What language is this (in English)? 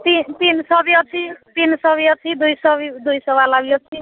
Odia